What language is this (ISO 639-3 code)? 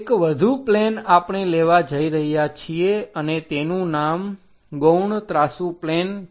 guj